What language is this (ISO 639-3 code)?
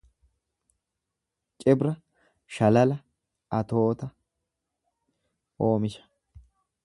orm